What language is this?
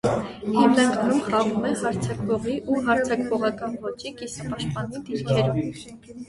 Armenian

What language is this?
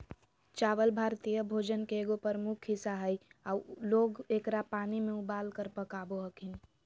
Magahi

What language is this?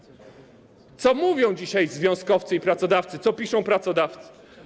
Polish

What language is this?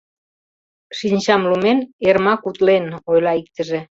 Mari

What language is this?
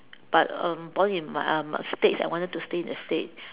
English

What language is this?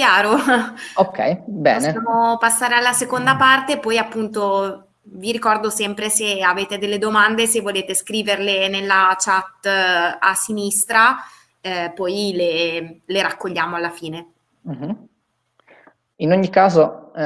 Italian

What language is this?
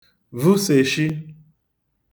Igbo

